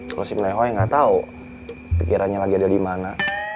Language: Indonesian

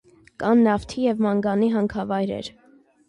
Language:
Armenian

